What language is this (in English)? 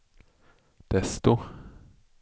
Swedish